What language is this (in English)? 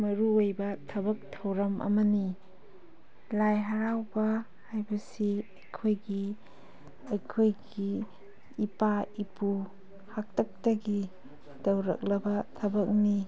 Manipuri